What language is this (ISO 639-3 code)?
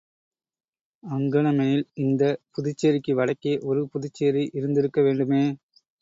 tam